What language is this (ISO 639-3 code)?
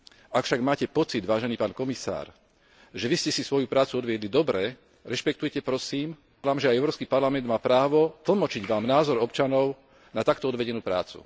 slk